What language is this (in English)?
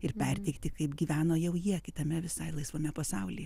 Lithuanian